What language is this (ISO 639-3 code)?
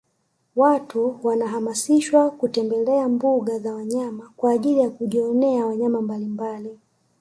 swa